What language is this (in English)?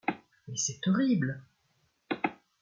French